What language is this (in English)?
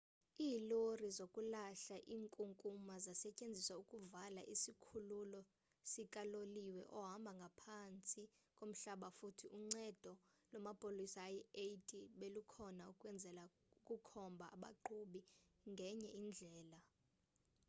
Xhosa